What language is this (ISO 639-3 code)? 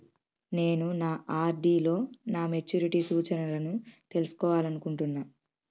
tel